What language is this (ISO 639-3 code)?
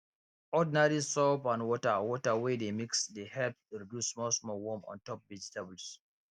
pcm